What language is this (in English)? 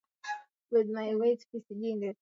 Swahili